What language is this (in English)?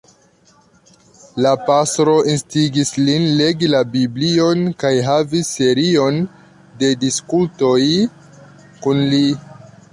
Esperanto